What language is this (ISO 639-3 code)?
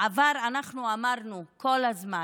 heb